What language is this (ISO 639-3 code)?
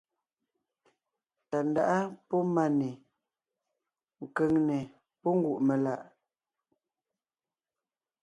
nnh